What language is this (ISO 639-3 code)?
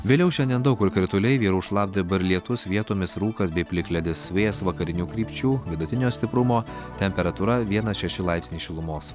lit